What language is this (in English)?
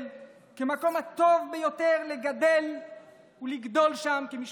Hebrew